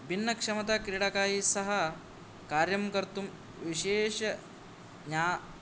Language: Sanskrit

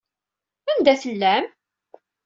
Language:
Kabyle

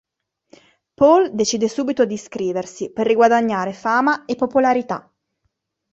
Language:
Italian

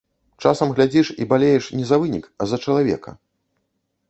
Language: Belarusian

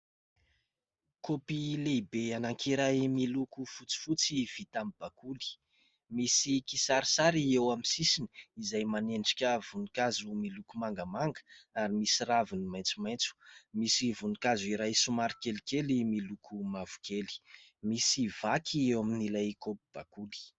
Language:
Malagasy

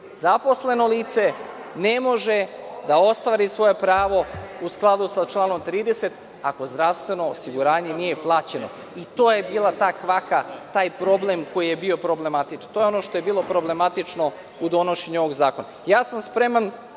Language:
Serbian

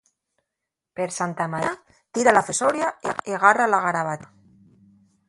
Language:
Asturian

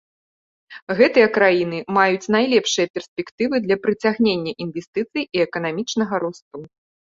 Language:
Belarusian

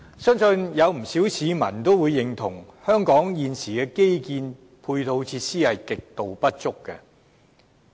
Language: Cantonese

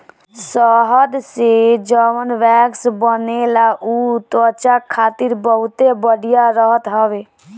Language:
Bhojpuri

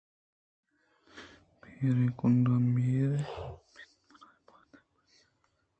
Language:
Eastern Balochi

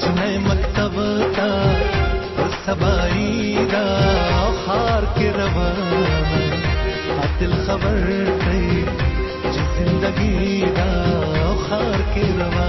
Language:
Urdu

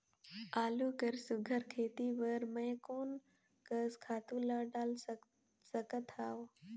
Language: Chhattisgarhi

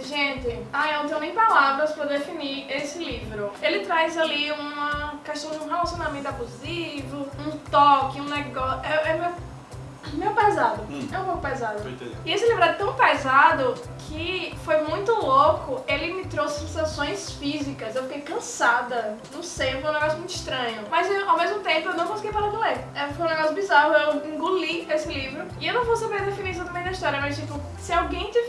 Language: Portuguese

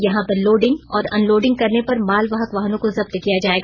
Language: Hindi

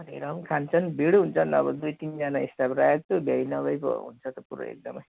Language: Nepali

